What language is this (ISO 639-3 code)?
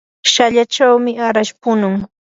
qur